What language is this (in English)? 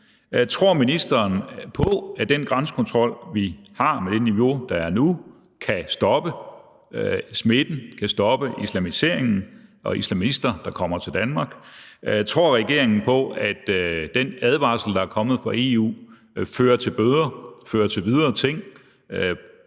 Danish